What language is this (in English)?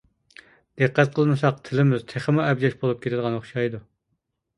Uyghur